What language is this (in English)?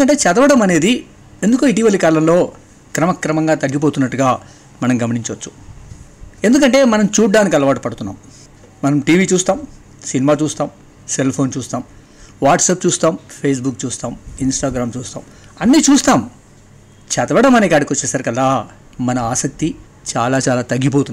Telugu